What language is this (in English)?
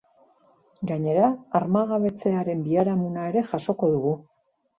Basque